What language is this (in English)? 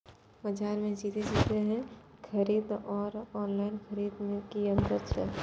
Maithili